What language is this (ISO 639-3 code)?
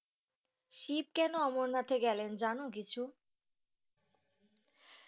ben